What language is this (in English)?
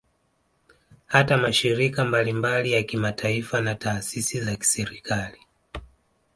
Swahili